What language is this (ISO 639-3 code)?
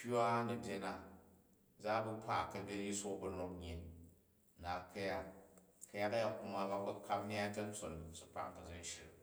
kaj